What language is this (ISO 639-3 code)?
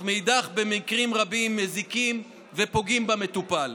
heb